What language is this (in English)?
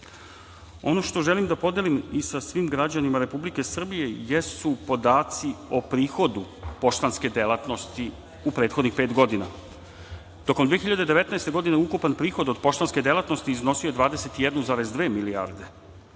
Serbian